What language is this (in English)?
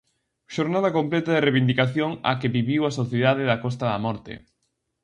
Galician